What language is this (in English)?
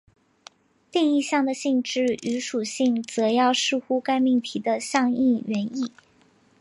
Chinese